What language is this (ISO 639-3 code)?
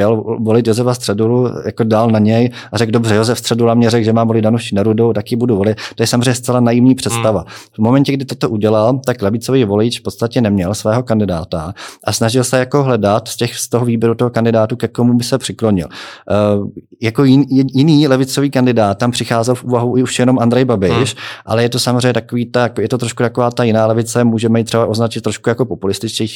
ces